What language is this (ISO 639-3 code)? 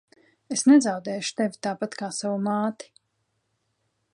lav